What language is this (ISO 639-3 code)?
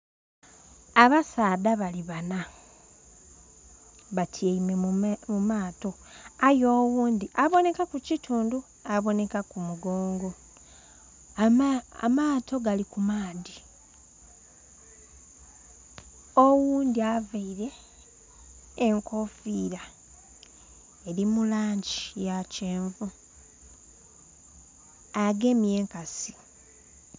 xog